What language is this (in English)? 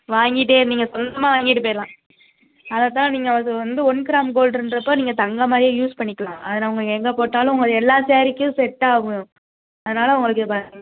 Tamil